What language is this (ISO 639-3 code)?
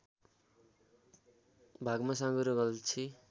nep